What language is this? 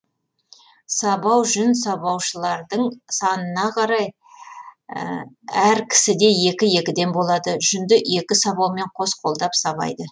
Kazakh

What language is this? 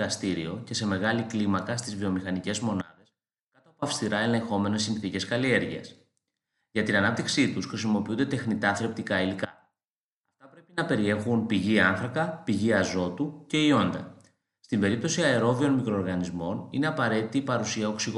Greek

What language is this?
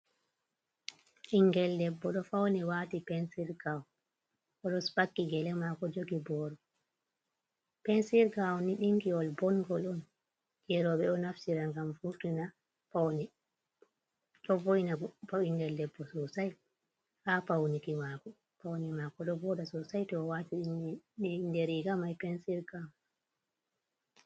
Fula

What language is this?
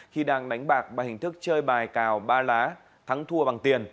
Vietnamese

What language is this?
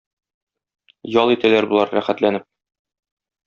Tatar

